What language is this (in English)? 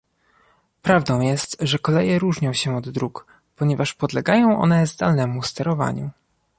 Polish